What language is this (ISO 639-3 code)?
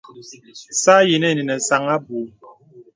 beb